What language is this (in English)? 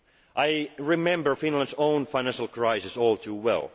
English